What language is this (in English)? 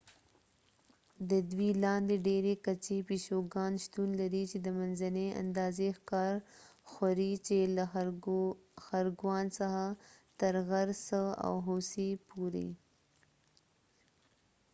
Pashto